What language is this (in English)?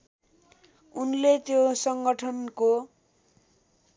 Nepali